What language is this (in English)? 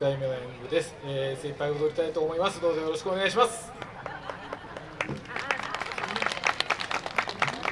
Japanese